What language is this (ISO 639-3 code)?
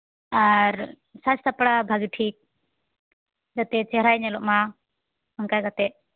sat